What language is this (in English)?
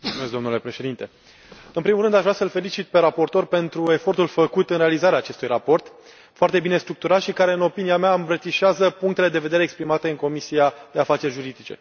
Romanian